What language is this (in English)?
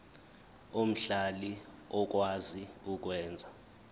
Zulu